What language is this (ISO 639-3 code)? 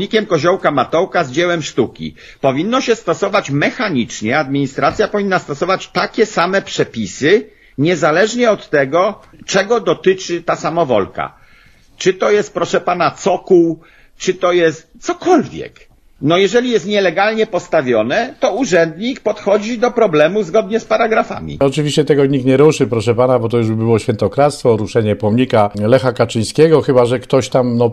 pol